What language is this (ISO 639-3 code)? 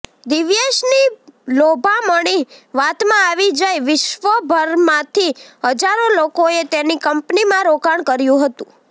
guj